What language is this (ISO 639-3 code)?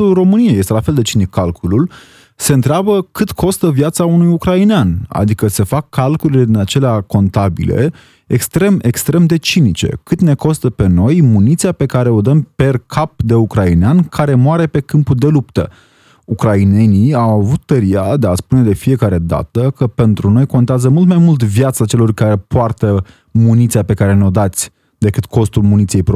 ron